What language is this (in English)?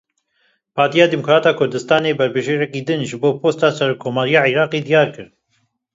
Kurdish